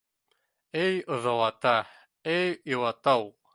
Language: Bashkir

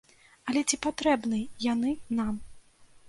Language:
Belarusian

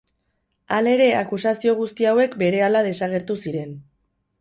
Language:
Basque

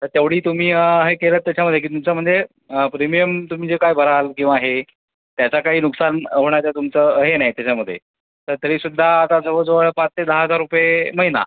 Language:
Marathi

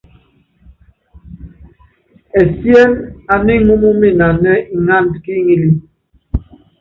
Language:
Yangben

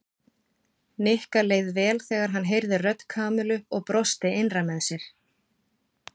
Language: Icelandic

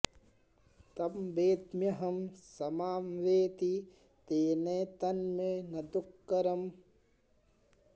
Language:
Sanskrit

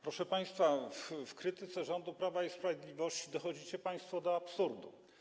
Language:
Polish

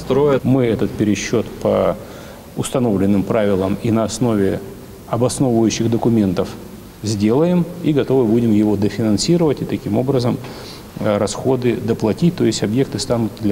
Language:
Russian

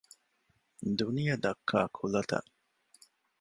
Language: Divehi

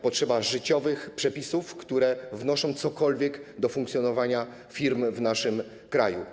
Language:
Polish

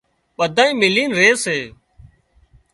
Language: Wadiyara Koli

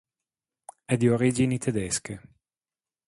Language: Italian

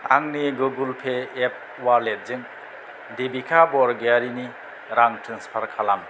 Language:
Bodo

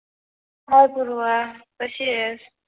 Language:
Marathi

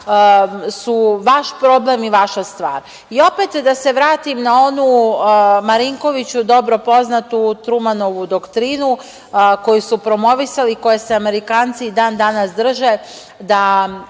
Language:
Serbian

